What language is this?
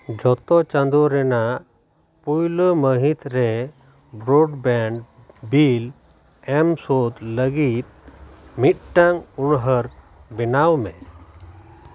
Santali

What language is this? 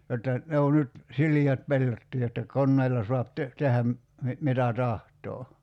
Finnish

